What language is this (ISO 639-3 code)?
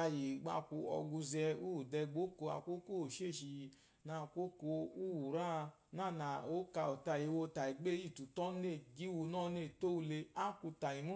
afo